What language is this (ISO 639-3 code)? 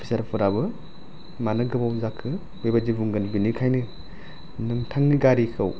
brx